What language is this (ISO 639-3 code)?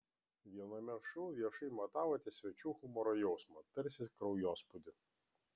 lit